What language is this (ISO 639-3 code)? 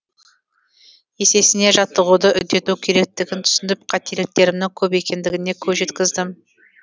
kaz